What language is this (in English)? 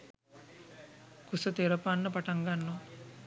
Sinhala